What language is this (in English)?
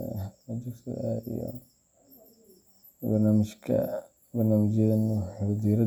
Somali